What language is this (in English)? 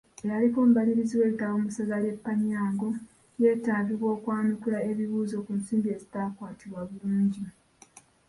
Ganda